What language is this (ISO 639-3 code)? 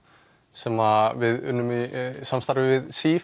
isl